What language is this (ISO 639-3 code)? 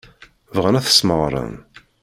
kab